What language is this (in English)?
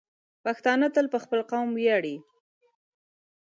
Pashto